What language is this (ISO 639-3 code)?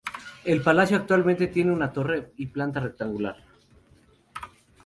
spa